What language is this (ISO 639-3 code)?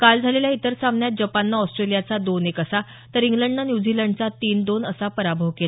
mar